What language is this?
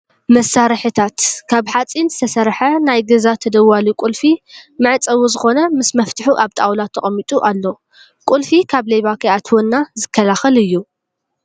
Tigrinya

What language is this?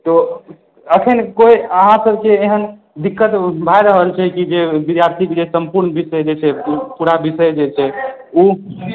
Maithili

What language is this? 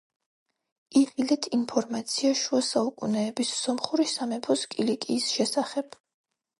Georgian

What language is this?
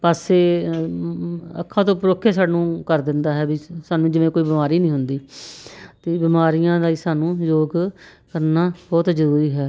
Punjabi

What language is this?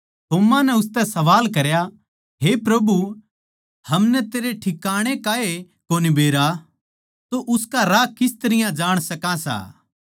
Haryanvi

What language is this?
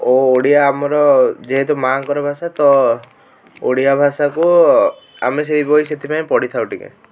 Odia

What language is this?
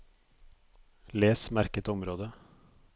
Norwegian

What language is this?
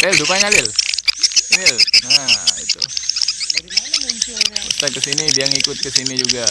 Indonesian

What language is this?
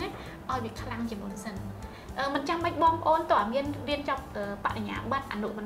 Vietnamese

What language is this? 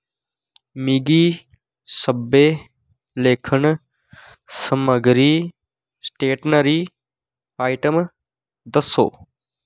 Dogri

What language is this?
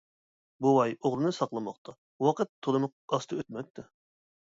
Uyghur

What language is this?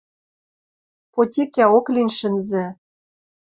Western Mari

